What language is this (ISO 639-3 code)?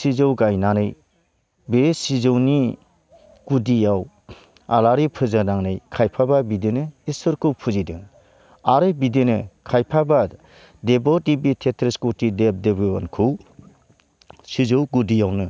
brx